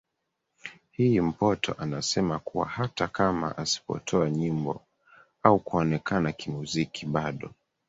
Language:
Swahili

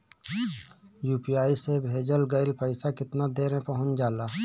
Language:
Bhojpuri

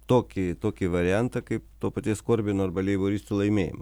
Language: Lithuanian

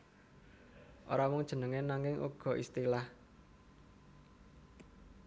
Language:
Javanese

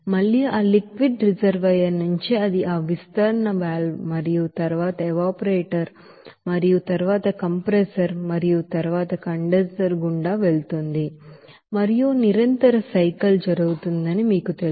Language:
Telugu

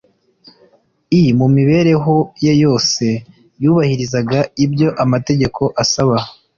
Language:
Kinyarwanda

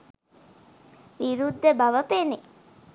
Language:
Sinhala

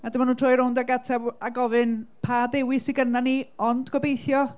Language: Welsh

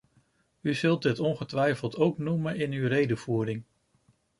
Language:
Dutch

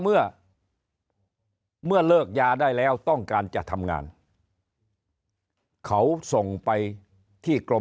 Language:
Thai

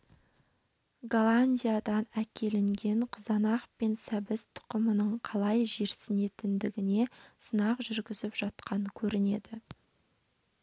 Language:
Kazakh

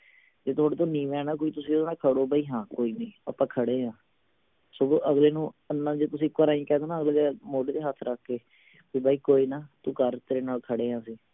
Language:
Punjabi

